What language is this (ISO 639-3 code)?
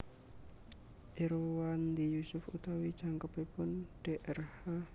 jav